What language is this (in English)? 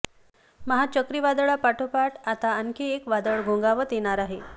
Marathi